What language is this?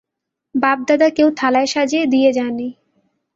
Bangla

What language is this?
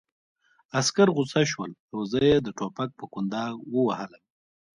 Pashto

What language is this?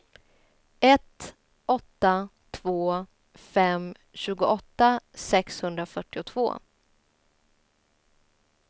Swedish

